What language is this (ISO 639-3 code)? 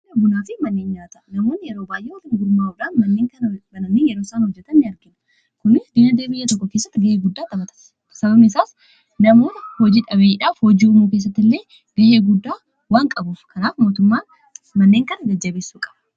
orm